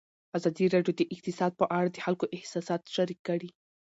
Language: Pashto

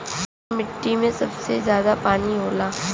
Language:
Bhojpuri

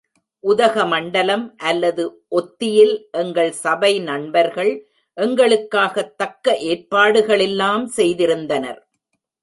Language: Tamil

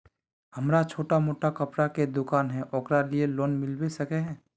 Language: Magahi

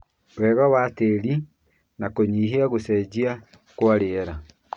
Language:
Kikuyu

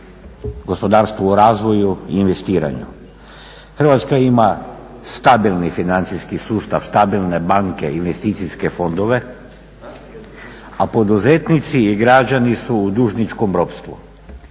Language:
Croatian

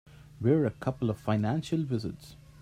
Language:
English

